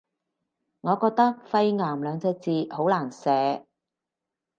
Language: Cantonese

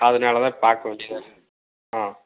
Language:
Tamil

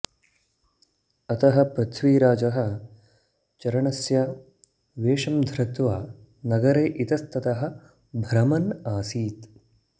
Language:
Sanskrit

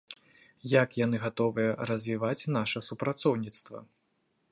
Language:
Belarusian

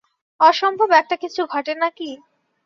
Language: Bangla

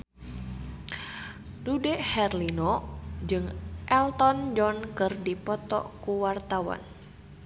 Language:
Sundanese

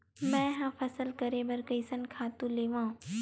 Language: Chhattisgarhi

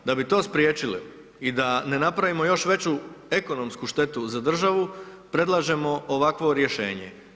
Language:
Croatian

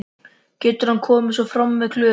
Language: Icelandic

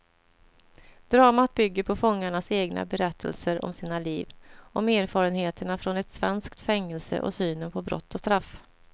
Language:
Swedish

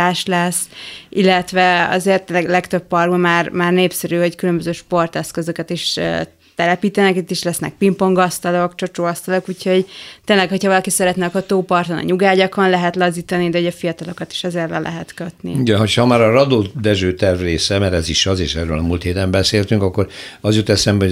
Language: Hungarian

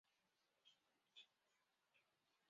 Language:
Chinese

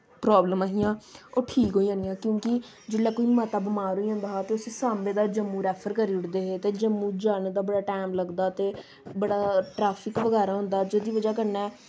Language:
Dogri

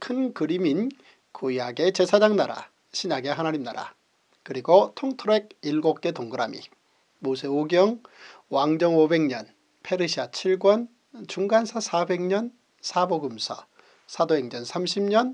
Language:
Korean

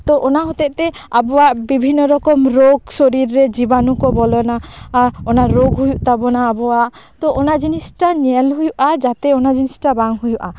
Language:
Santali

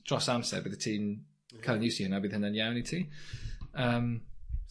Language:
Welsh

